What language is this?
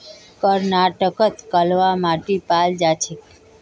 Magahi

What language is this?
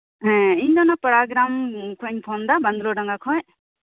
Santali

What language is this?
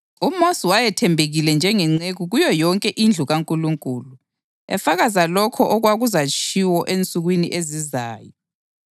North Ndebele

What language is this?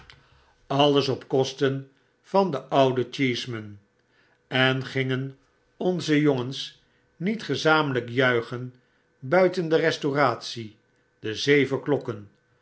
Dutch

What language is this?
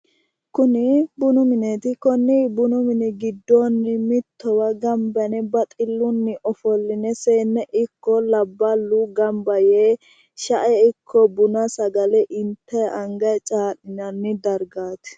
Sidamo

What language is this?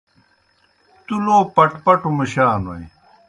Kohistani Shina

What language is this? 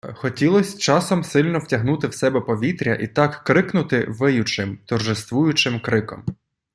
Ukrainian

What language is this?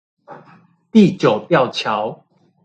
Chinese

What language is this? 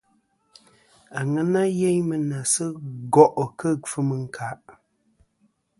Kom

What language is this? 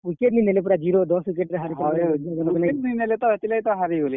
Odia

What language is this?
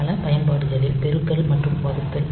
Tamil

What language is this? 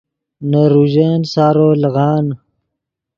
Yidgha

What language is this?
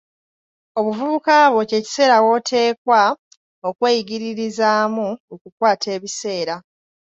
Ganda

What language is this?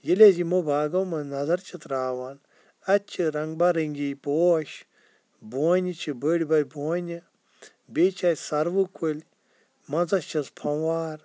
Kashmiri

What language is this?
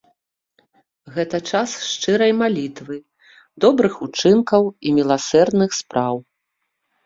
Belarusian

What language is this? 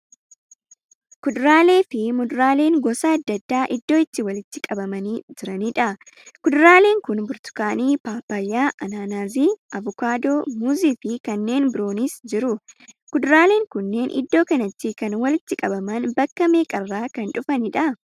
Oromo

